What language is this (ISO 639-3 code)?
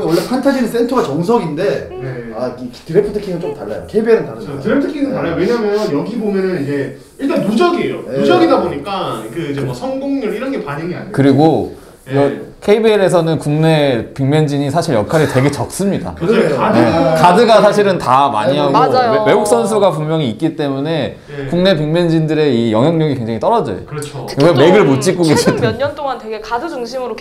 kor